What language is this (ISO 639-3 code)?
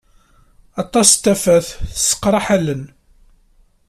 kab